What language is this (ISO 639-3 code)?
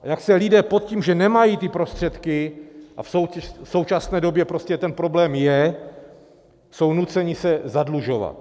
ces